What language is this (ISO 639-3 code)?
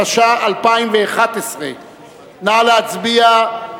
heb